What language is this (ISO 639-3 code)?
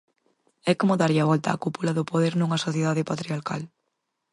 glg